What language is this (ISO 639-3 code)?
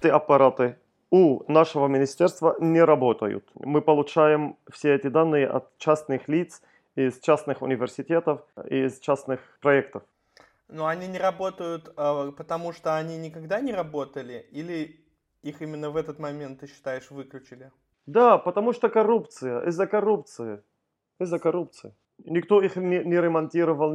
rus